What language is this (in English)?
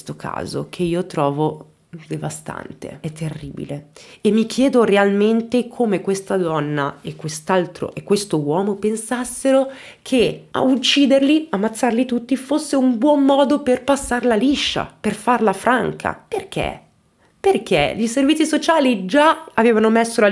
Italian